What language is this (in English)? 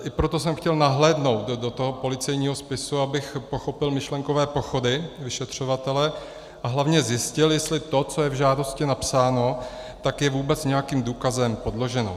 Czech